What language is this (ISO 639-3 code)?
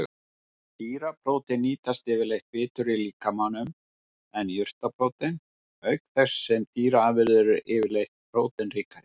isl